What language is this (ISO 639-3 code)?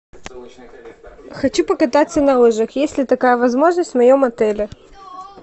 rus